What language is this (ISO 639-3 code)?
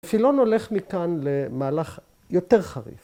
heb